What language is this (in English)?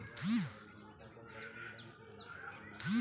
Bhojpuri